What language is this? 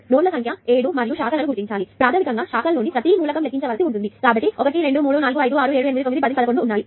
Telugu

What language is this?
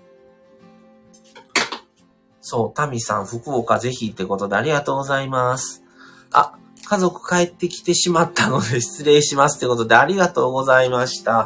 Japanese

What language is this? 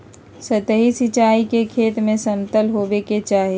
Magahi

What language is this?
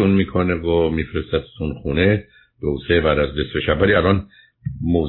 Persian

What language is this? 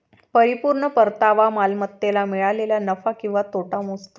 Marathi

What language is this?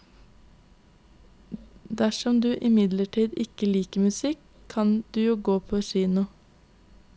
Norwegian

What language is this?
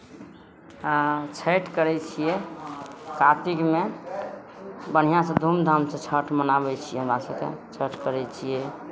Maithili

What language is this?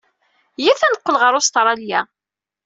Kabyle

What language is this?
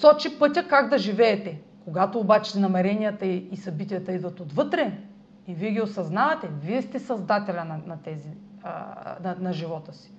Bulgarian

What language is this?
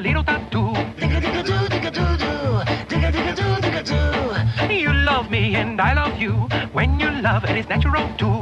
Hungarian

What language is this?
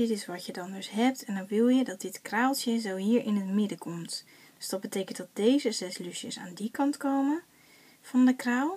Dutch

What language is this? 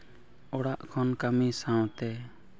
Santali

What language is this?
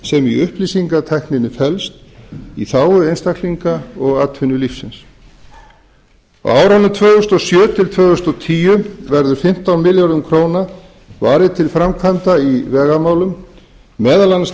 Icelandic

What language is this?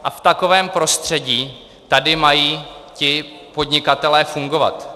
Czech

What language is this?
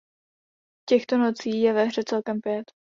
Czech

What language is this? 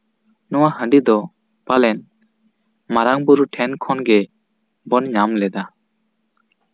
Santali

